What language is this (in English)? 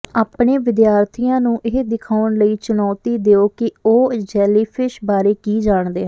Punjabi